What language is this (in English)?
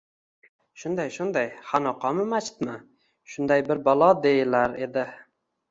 Uzbek